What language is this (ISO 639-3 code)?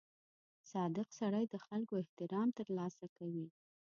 pus